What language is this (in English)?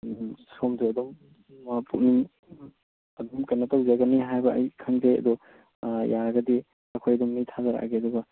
Manipuri